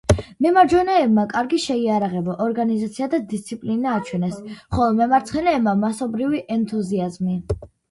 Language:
Georgian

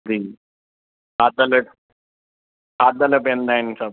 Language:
Sindhi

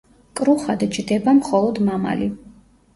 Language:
Georgian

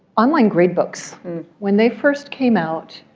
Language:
English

